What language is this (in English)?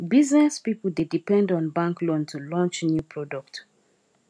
Nigerian Pidgin